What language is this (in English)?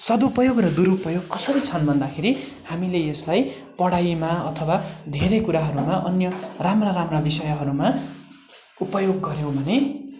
Nepali